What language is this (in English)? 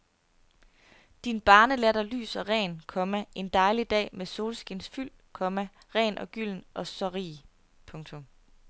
Danish